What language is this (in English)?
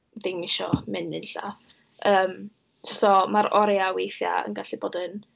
Welsh